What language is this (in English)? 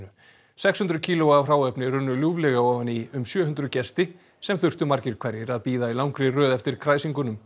Icelandic